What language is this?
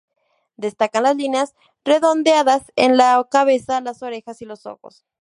Spanish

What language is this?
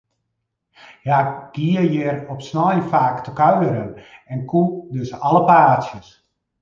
Western Frisian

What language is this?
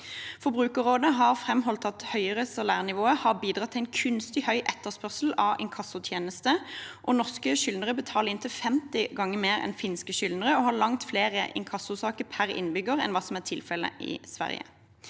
Norwegian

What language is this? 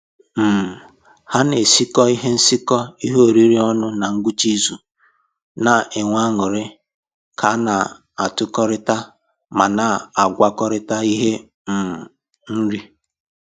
Igbo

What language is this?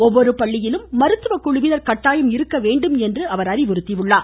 Tamil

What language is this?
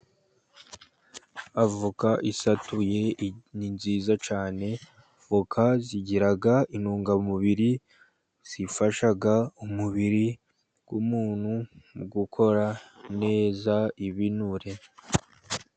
Kinyarwanda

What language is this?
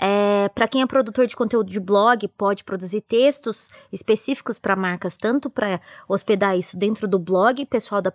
Portuguese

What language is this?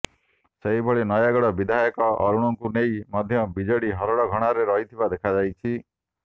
Odia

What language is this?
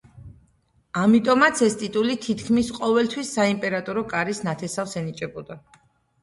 Georgian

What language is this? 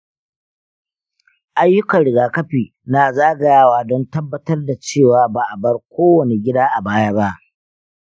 Hausa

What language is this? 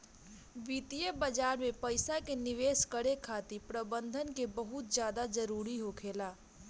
Bhojpuri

